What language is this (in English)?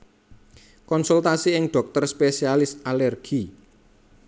Javanese